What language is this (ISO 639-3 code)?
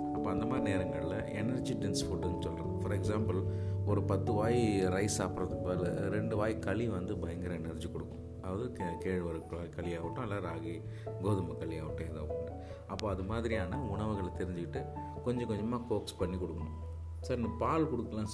tam